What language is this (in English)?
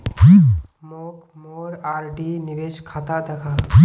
Magahi